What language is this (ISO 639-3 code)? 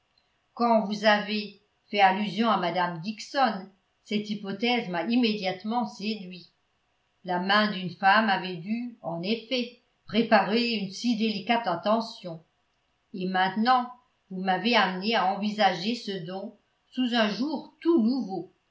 fra